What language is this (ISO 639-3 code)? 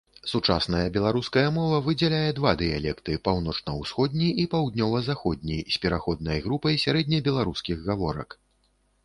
bel